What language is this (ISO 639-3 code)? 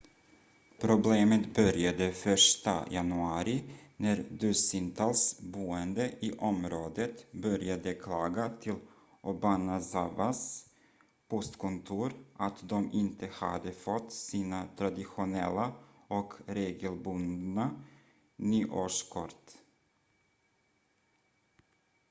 swe